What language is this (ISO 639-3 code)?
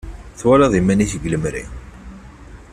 kab